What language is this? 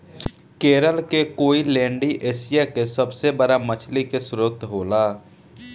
Bhojpuri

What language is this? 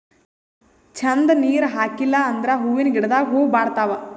Kannada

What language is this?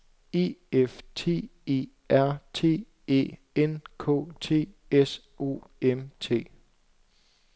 Danish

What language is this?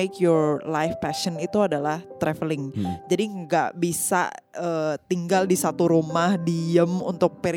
Indonesian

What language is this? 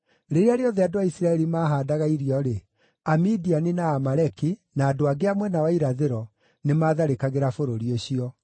Kikuyu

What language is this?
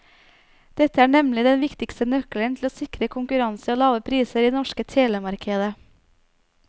Norwegian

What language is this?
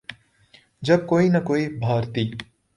Urdu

